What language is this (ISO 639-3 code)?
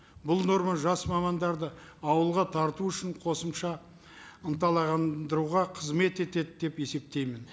kaz